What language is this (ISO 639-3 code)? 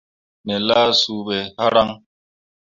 mua